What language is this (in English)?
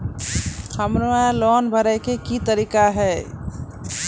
Maithili